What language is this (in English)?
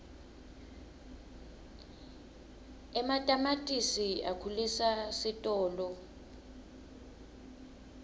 Swati